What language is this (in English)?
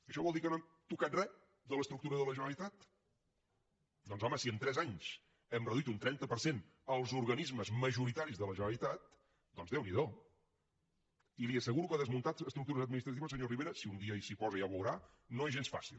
Catalan